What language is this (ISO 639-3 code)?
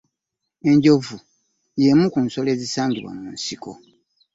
lug